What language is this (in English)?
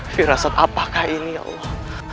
Indonesian